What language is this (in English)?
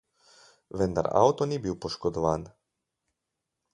Slovenian